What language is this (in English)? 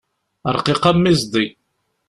Kabyle